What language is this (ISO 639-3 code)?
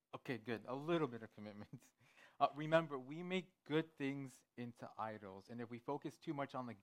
fra